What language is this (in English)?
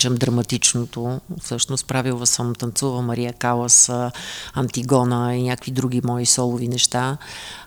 Bulgarian